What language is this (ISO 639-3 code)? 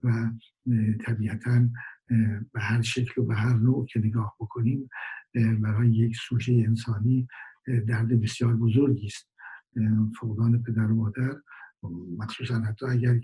fas